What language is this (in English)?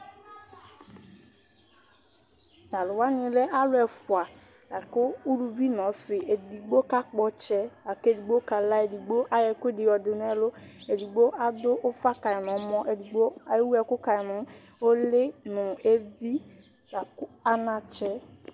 Ikposo